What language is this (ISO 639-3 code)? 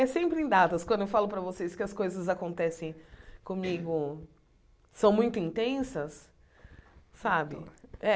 por